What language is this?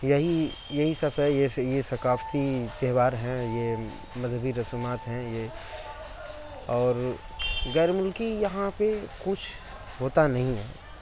Urdu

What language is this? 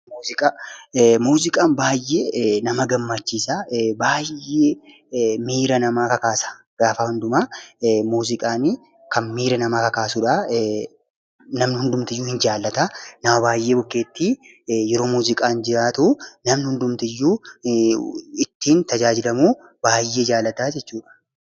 Oromo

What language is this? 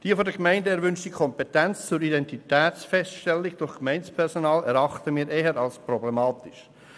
Swiss German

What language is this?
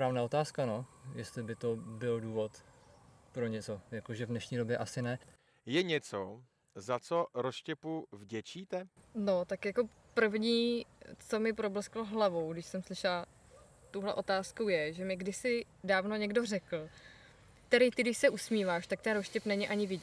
Czech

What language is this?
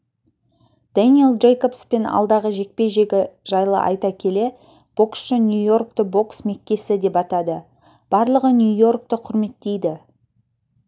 Kazakh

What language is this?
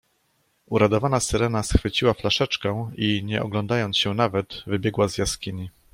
Polish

